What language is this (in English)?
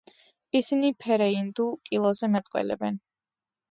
Georgian